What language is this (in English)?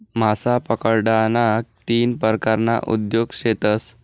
Marathi